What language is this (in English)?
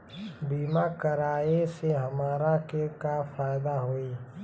Bhojpuri